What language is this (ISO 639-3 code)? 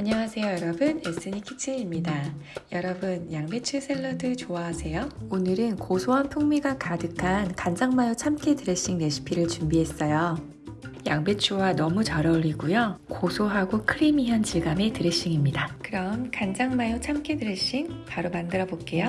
kor